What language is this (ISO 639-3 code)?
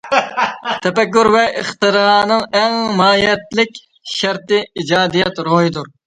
uig